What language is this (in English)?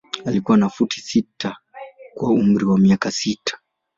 Swahili